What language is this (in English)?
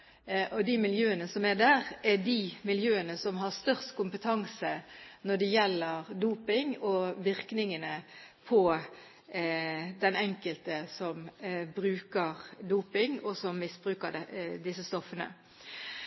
Norwegian Bokmål